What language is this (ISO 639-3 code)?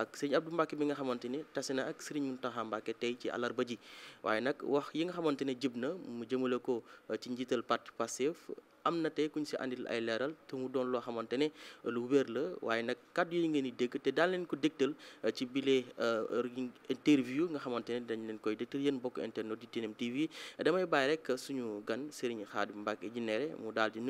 ara